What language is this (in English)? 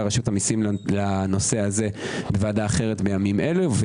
Hebrew